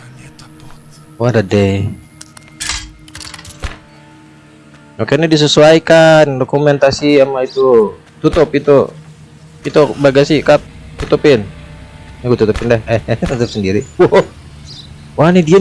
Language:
Indonesian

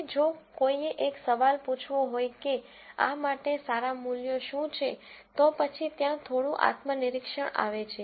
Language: Gujarati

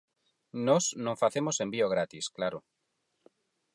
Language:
Galician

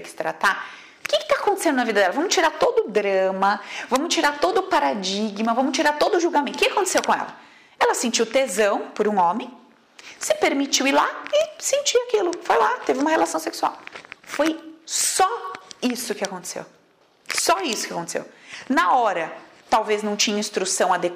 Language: Portuguese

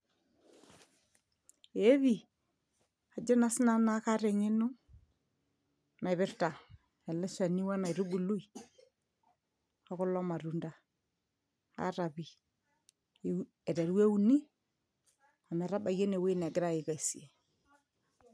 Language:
Masai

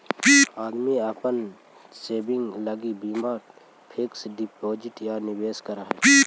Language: Magahi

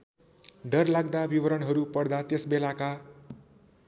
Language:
Nepali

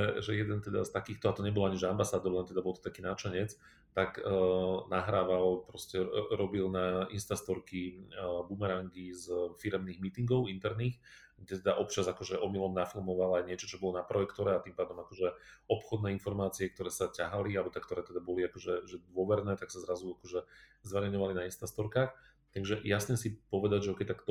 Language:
Slovak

